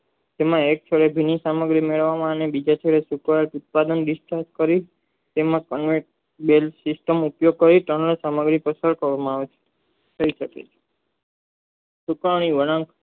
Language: Gujarati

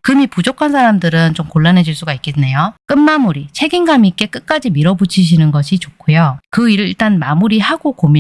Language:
Korean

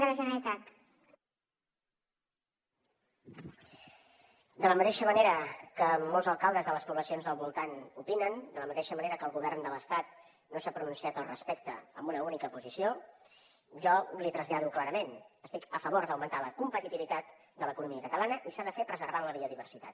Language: Catalan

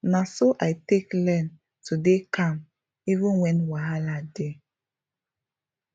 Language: Nigerian Pidgin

